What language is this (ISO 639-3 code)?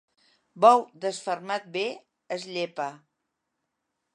cat